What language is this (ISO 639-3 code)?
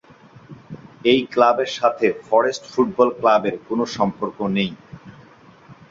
ben